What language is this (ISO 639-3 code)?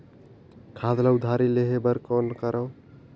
hne